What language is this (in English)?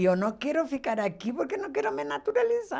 Portuguese